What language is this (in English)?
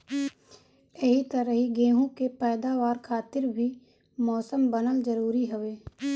Bhojpuri